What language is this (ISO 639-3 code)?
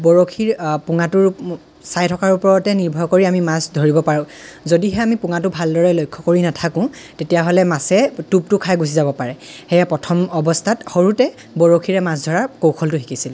asm